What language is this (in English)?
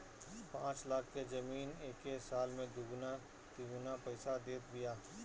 Bhojpuri